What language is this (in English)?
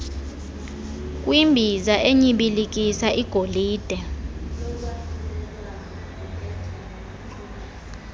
Xhosa